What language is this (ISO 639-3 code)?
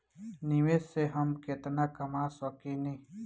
bho